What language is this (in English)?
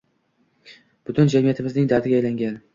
Uzbek